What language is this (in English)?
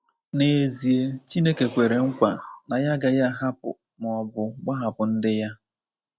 Igbo